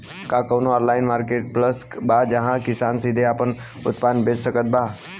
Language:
Bhojpuri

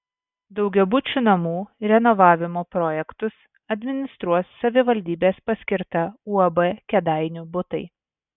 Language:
Lithuanian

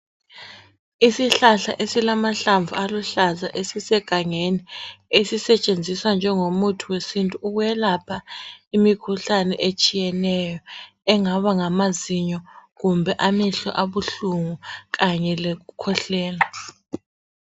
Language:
North Ndebele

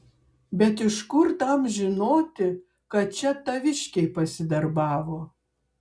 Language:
Lithuanian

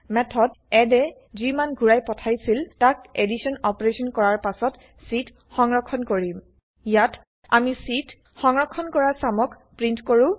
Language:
Assamese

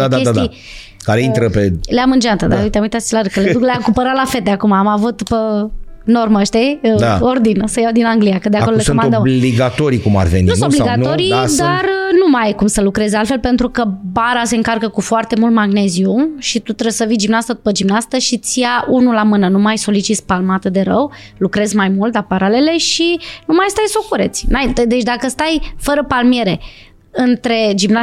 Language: Romanian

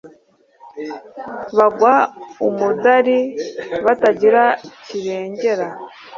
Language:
Kinyarwanda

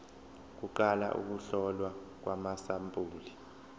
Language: Zulu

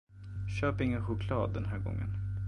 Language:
Swedish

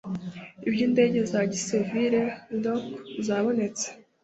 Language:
Kinyarwanda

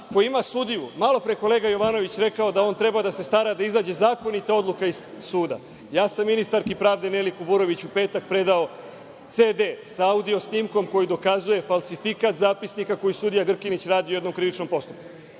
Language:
Serbian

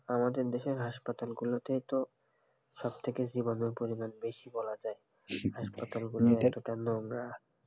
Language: Bangla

